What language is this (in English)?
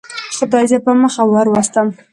Pashto